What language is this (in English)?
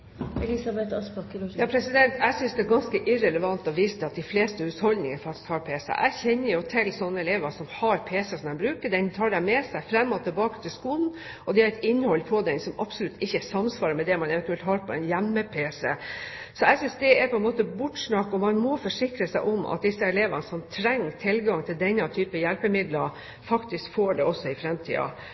Norwegian